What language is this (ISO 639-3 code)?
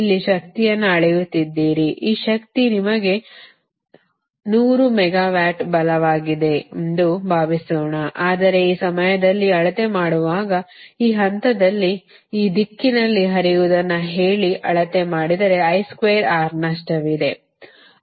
kan